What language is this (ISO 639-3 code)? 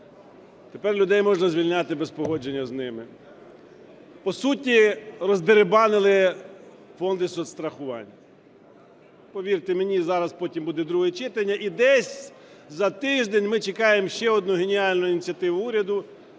ukr